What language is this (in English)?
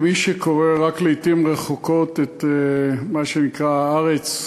Hebrew